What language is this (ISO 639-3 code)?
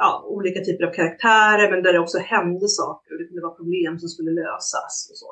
swe